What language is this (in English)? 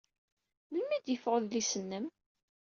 Kabyle